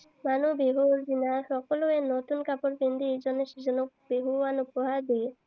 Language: Assamese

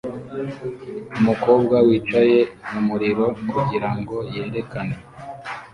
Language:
Kinyarwanda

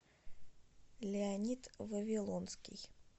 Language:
Russian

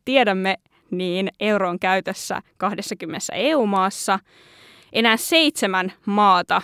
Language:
Finnish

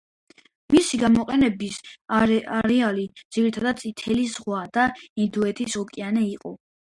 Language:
Georgian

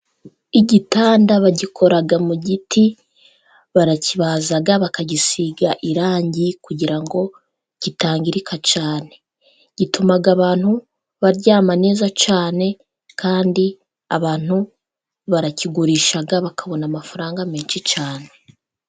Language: Kinyarwanda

